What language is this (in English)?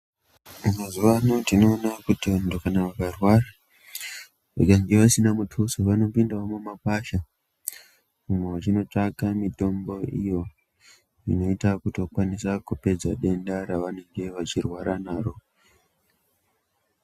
Ndau